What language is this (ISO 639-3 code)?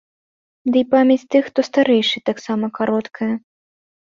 bel